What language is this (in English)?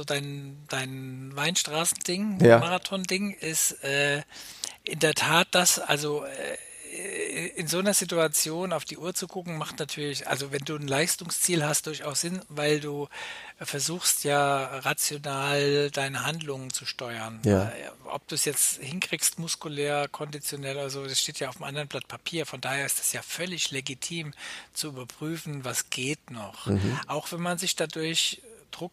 German